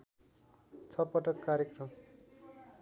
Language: Nepali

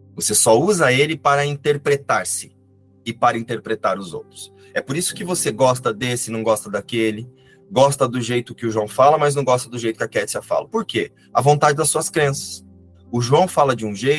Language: Portuguese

